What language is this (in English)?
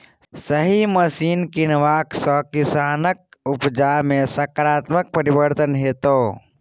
Maithili